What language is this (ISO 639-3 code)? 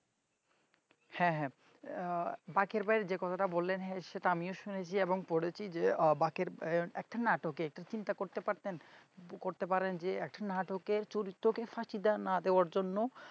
ben